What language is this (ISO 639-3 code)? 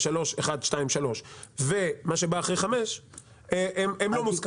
heb